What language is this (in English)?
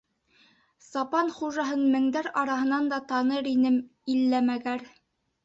Bashkir